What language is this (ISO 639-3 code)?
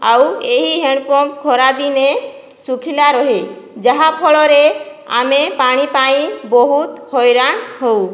ori